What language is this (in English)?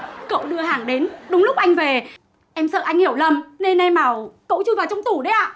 Vietnamese